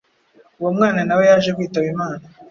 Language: Kinyarwanda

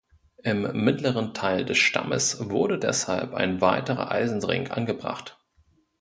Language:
German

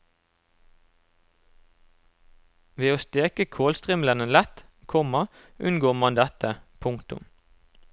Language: Norwegian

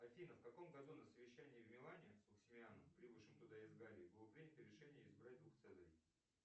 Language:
Russian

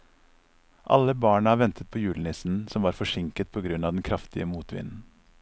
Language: Norwegian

